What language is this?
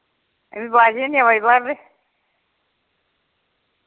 Dogri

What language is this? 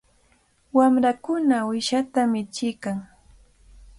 Cajatambo North Lima Quechua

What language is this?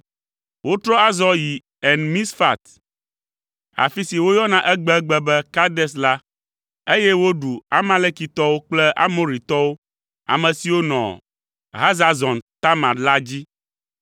Ewe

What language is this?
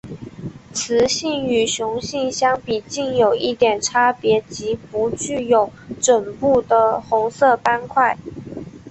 Chinese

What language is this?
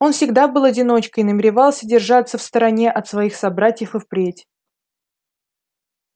Russian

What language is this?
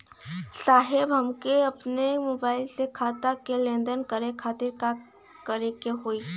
Bhojpuri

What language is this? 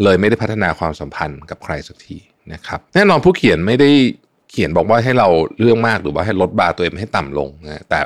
Thai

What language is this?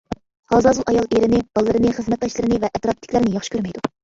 Uyghur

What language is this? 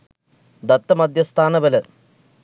Sinhala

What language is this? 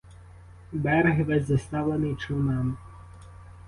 Ukrainian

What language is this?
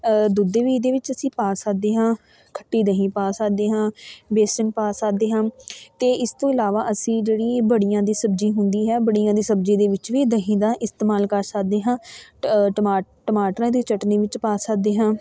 Punjabi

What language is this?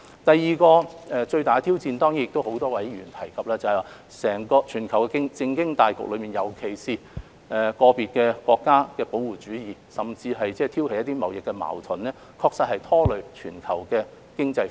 Cantonese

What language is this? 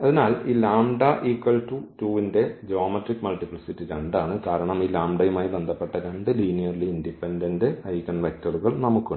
Malayalam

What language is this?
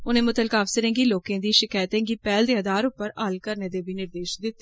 Dogri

